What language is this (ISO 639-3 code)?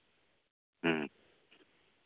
sat